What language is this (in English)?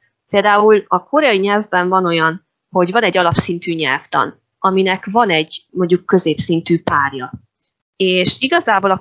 Hungarian